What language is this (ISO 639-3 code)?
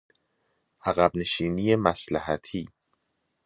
fas